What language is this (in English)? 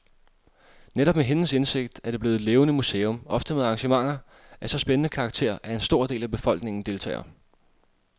Danish